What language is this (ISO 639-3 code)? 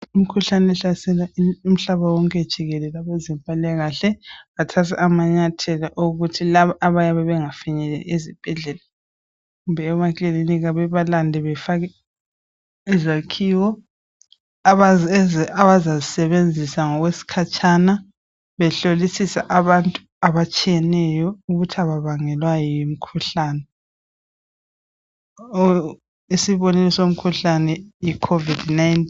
nde